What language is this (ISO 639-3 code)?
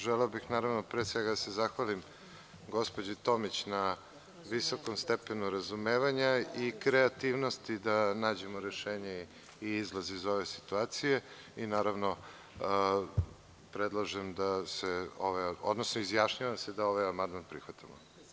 srp